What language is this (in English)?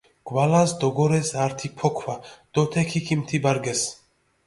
Mingrelian